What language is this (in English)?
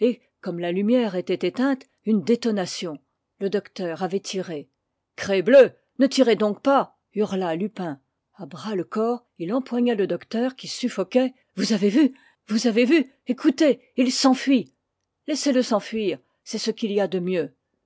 French